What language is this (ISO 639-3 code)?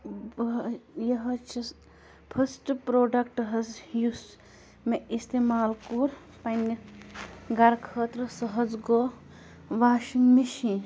kas